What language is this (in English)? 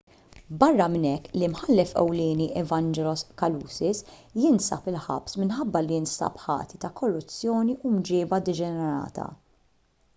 Maltese